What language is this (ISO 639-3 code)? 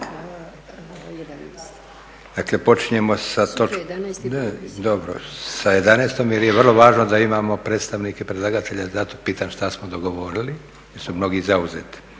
hrv